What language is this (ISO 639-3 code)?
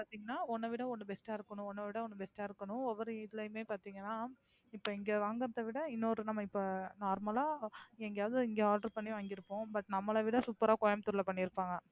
tam